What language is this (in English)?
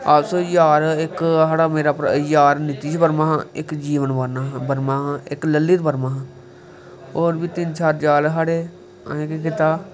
Dogri